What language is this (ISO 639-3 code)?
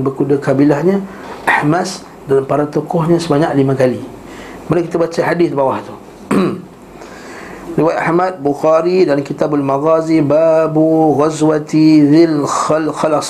msa